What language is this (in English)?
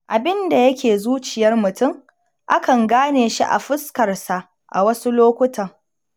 Hausa